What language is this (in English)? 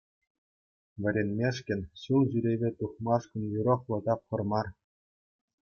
Chuvash